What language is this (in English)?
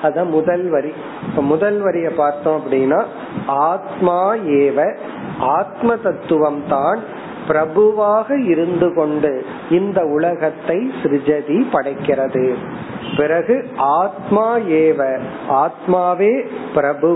Tamil